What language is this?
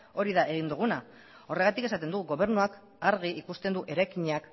Basque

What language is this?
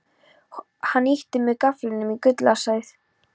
Icelandic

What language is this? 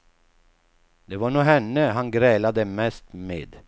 Swedish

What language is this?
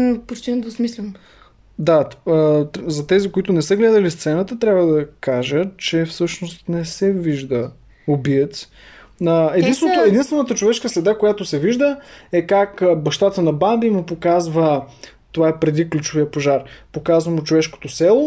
Bulgarian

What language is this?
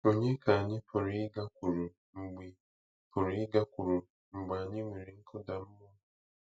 Igbo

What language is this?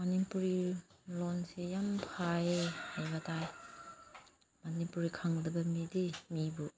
Manipuri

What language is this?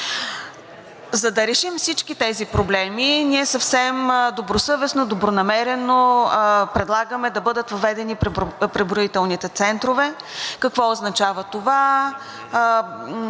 Bulgarian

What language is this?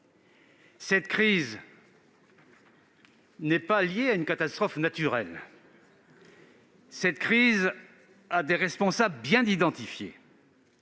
French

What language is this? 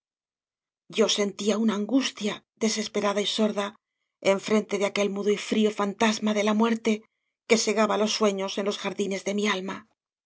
Spanish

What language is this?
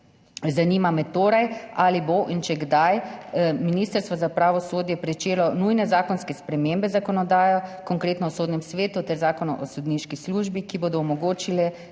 Slovenian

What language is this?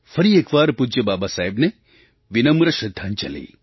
Gujarati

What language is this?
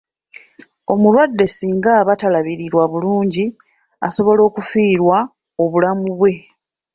Ganda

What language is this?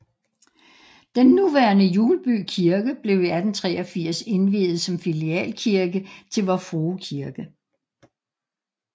Danish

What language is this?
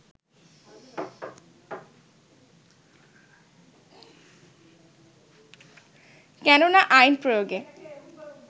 Bangla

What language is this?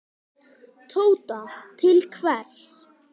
Icelandic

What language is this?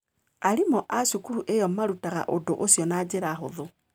Kikuyu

